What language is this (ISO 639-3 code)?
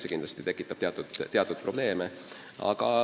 est